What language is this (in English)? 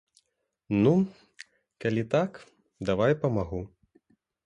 Belarusian